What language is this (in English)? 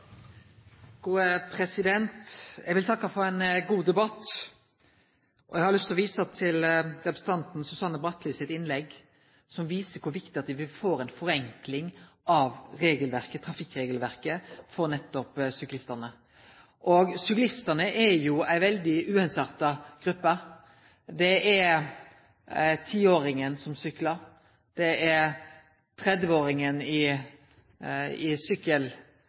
Norwegian